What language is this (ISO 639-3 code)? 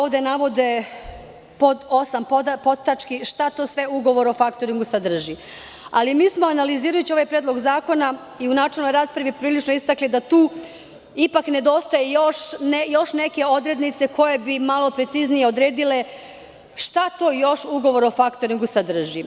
srp